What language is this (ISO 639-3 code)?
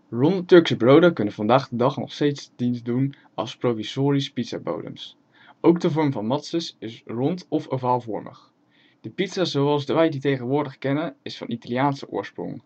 nld